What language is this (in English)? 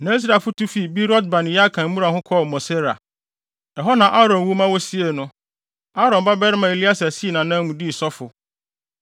Akan